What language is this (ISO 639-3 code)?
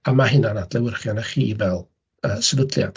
cym